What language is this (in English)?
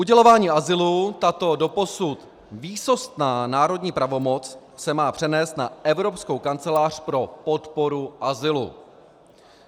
Czech